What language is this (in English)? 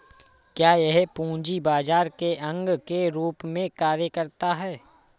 Hindi